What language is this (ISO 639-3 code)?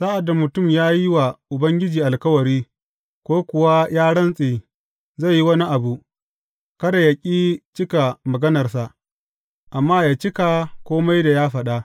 hau